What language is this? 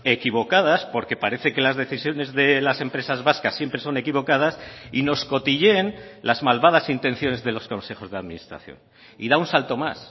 Spanish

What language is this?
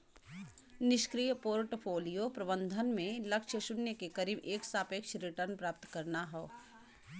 Bhojpuri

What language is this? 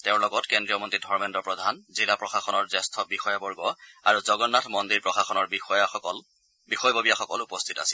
Assamese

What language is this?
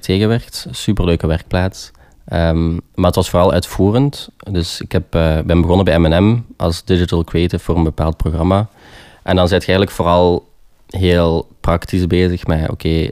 Dutch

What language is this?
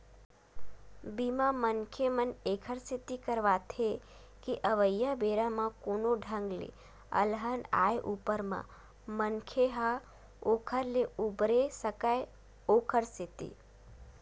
Chhattisgarhi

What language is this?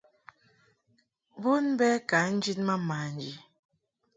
Mungaka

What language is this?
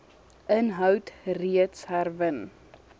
Afrikaans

